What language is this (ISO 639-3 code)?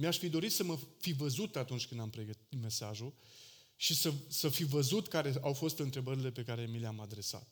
ron